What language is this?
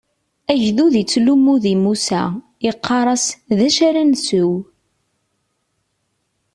Kabyle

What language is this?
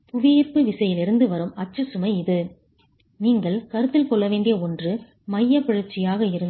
Tamil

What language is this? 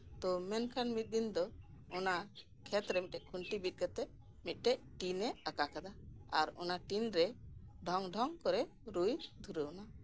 Santali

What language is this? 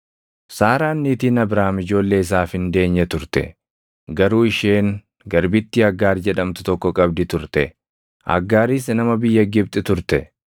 Oromo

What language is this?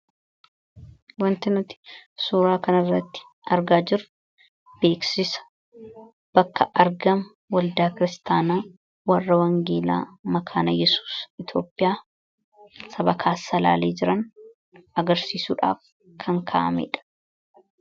Oromo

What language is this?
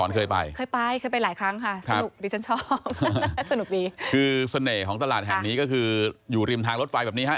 Thai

